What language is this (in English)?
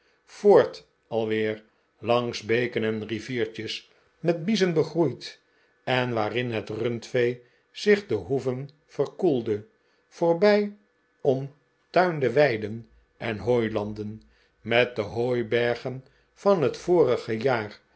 Dutch